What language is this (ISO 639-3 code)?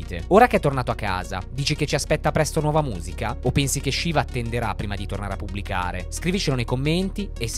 ita